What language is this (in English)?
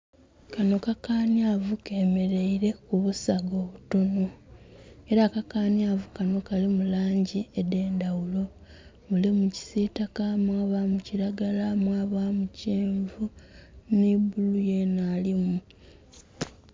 Soga